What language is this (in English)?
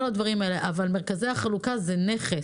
Hebrew